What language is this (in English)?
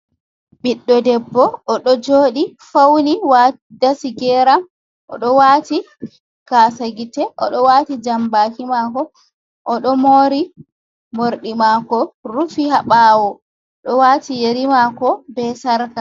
Fula